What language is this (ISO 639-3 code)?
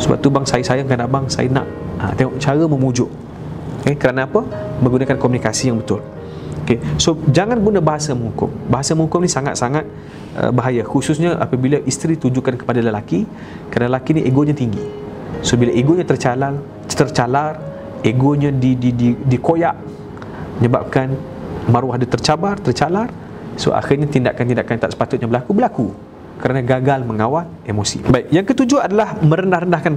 msa